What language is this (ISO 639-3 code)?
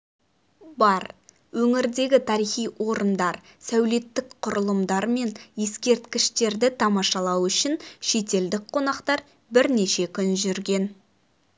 kaz